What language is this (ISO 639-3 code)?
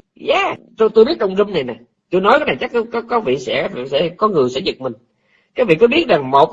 vie